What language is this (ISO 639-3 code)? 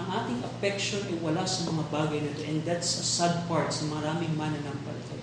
fil